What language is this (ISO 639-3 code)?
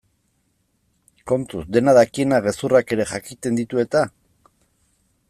eus